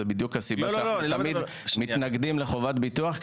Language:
Hebrew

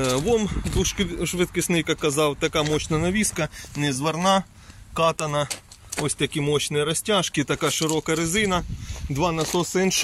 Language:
Ukrainian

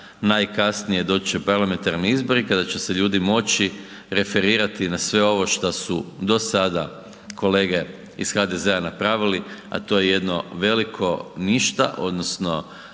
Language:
Croatian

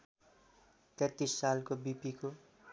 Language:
Nepali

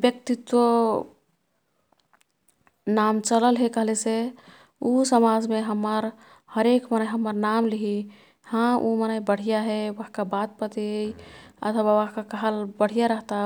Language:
Kathoriya Tharu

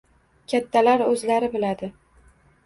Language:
Uzbek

